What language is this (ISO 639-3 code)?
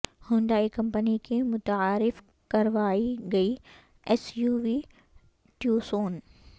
urd